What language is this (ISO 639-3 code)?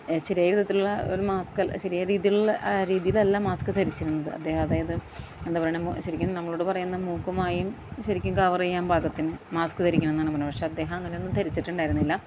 mal